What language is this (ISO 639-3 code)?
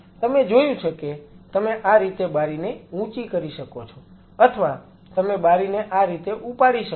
guj